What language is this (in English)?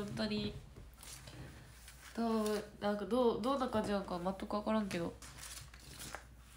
Japanese